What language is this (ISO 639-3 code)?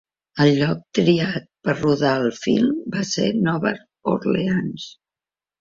cat